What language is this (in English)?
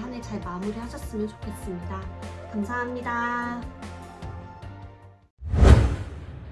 Korean